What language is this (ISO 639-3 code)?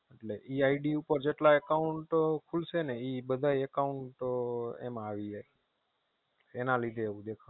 guj